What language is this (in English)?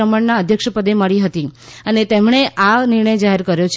Gujarati